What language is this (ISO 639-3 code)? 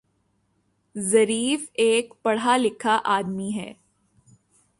urd